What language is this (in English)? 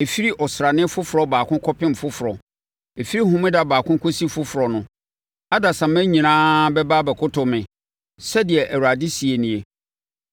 Akan